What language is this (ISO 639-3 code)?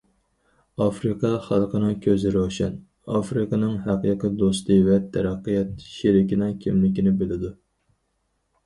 uig